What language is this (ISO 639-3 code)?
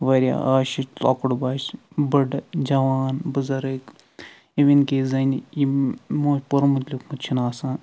kas